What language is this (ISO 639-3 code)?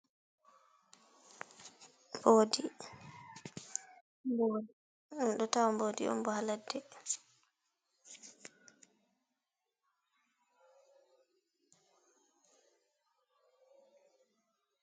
ful